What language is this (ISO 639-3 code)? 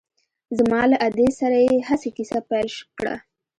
pus